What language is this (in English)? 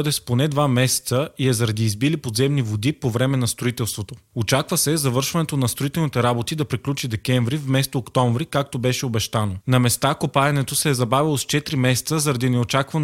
Bulgarian